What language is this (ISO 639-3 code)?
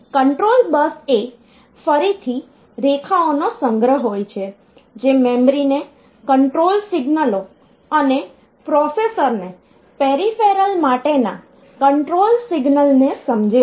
guj